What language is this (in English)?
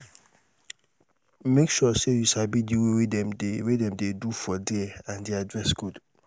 Nigerian Pidgin